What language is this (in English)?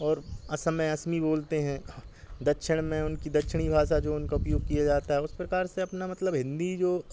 Hindi